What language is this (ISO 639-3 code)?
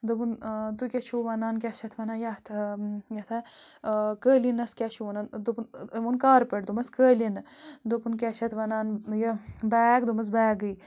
kas